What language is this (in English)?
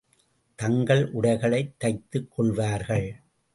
Tamil